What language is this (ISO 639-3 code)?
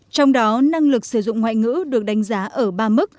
vie